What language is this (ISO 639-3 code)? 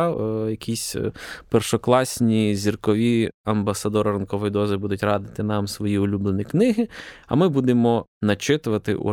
ukr